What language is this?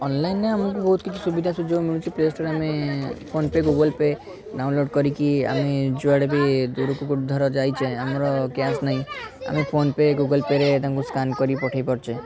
Odia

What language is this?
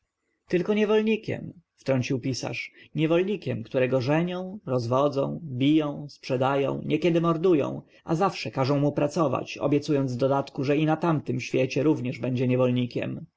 Polish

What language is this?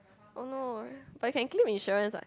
English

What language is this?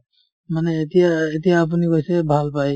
Assamese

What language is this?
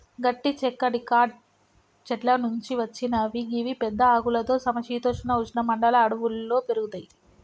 Telugu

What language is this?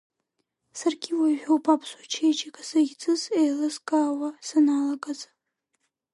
Abkhazian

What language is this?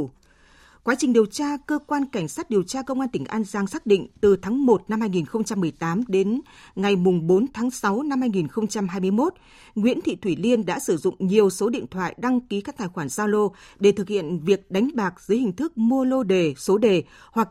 Vietnamese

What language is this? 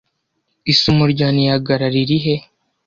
Kinyarwanda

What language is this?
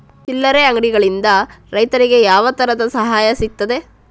Kannada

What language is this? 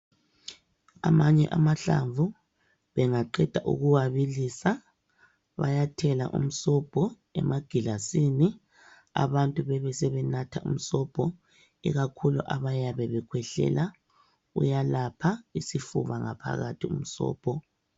North Ndebele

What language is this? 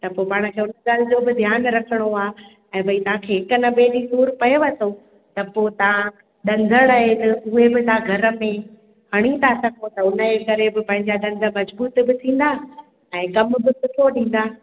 Sindhi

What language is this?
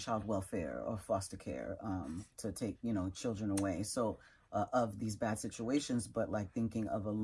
English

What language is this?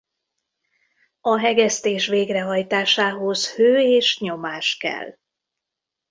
Hungarian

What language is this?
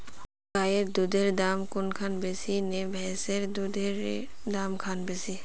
Magahi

